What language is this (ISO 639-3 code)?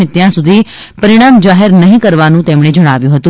guj